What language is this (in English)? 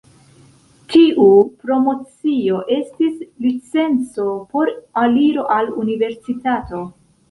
Esperanto